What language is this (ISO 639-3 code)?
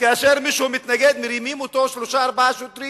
heb